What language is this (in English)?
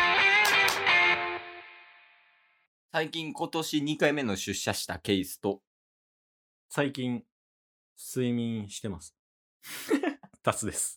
Japanese